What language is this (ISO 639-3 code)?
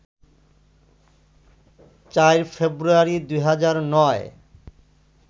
ben